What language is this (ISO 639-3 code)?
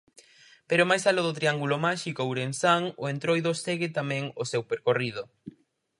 glg